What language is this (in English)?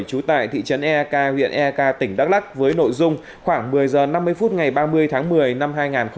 Vietnamese